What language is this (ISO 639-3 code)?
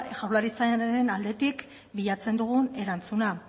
eus